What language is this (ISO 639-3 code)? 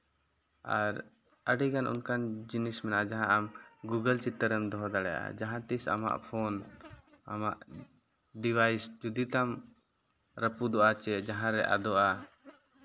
sat